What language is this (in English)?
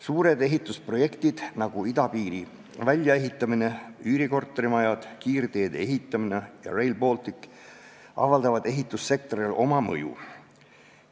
Estonian